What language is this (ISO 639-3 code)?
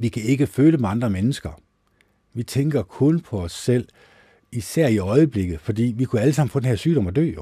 dan